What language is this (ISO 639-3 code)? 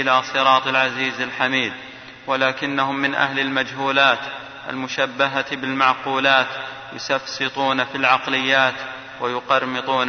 ara